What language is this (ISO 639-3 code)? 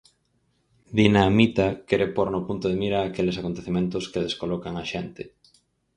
glg